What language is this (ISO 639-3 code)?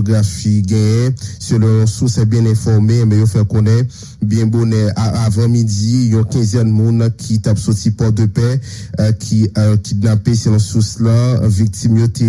fra